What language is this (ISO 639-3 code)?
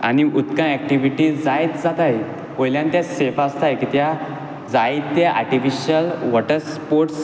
kok